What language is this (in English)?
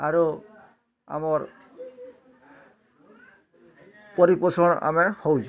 Odia